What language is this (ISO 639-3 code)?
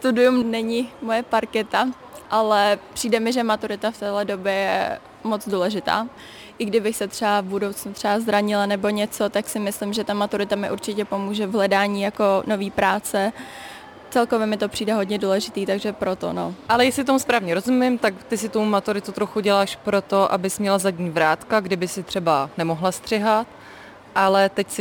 ces